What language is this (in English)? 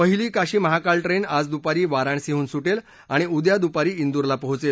Marathi